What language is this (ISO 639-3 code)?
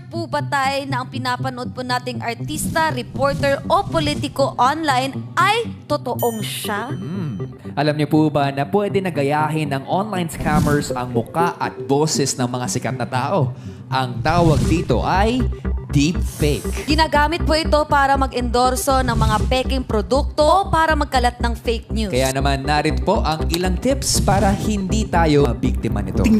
fil